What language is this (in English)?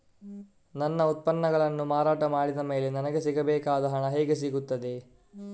Kannada